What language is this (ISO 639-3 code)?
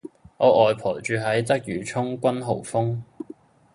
yue